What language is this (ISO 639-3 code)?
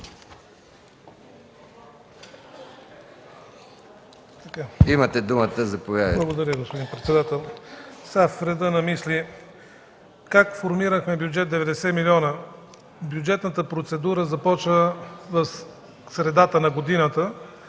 bul